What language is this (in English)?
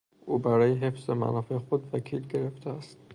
Persian